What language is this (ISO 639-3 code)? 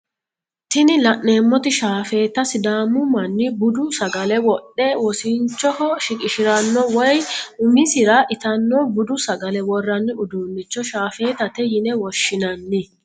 sid